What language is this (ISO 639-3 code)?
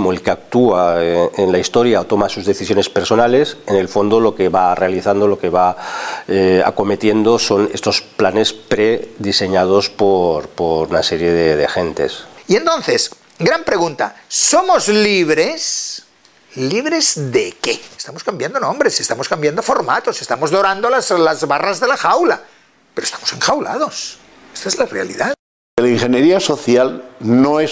spa